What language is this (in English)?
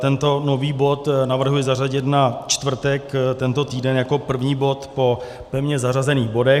Czech